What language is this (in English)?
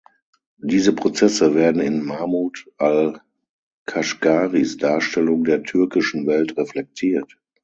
German